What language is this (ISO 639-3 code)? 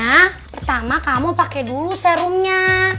ind